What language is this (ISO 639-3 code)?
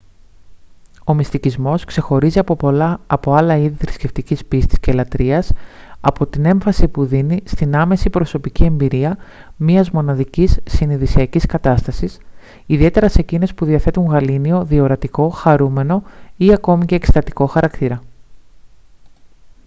ell